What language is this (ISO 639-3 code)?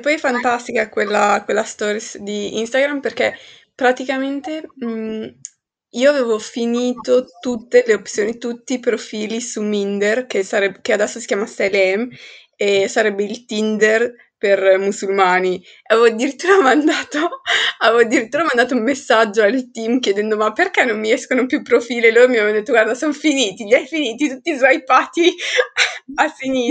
ita